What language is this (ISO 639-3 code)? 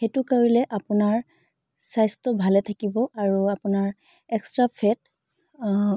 asm